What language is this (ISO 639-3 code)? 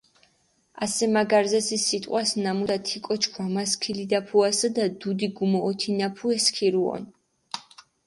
xmf